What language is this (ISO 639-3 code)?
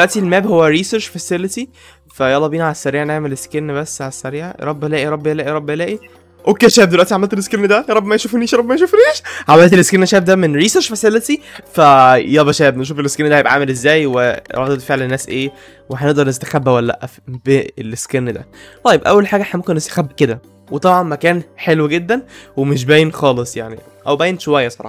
ara